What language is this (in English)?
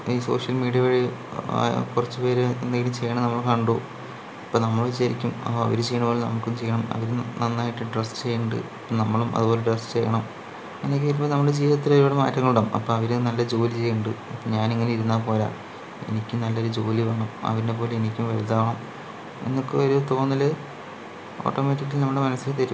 Malayalam